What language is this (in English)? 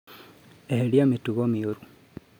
Kikuyu